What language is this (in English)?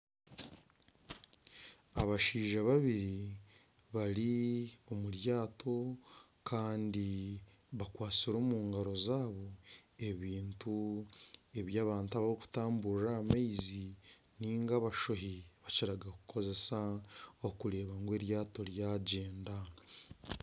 Nyankole